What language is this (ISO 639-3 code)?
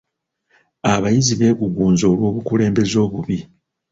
lug